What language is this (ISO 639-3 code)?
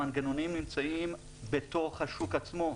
heb